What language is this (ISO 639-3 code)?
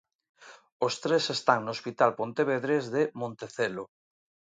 glg